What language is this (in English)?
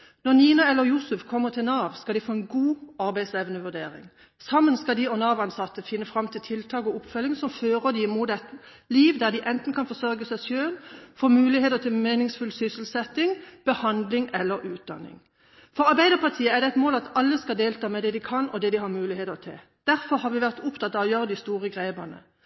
Norwegian Bokmål